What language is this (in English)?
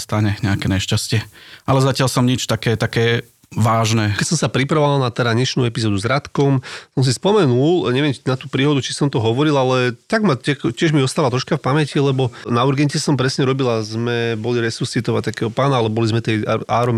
Slovak